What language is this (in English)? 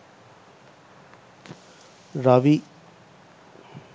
Sinhala